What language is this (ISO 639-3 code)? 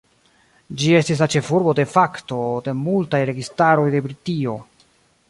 epo